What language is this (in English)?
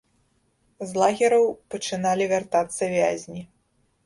Belarusian